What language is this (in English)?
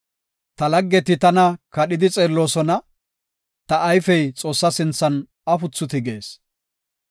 Gofa